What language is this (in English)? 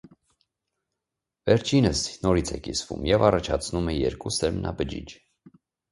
Armenian